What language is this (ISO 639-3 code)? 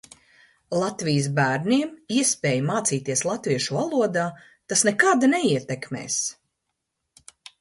lav